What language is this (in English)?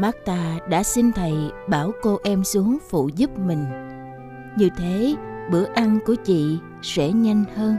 Vietnamese